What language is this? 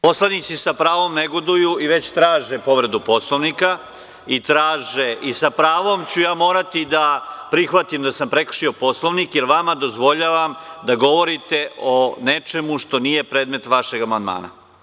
Serbian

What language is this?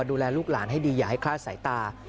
Thai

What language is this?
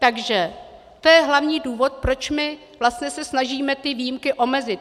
Czech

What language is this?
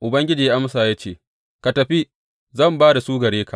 Hausa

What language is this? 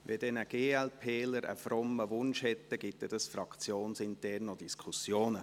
Swiss German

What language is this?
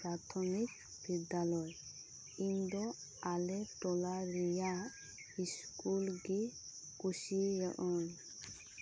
Santali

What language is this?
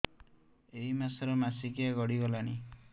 Odia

